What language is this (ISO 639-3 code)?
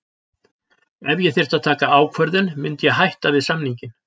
isl